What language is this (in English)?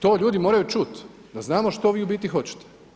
Croatian